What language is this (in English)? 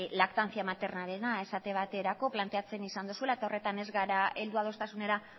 Basque